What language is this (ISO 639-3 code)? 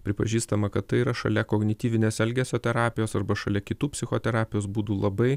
lit